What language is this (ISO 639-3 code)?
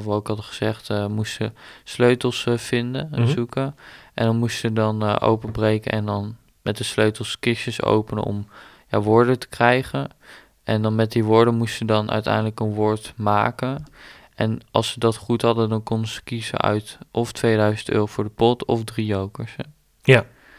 nld